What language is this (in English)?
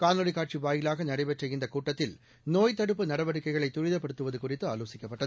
Tamil